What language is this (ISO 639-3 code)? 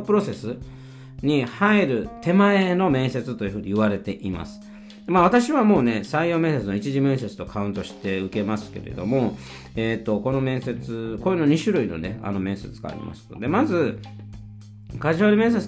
jpn